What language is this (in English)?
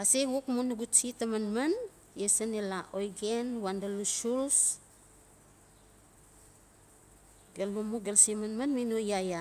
Notsi